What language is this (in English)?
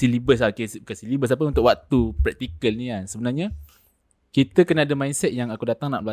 Malay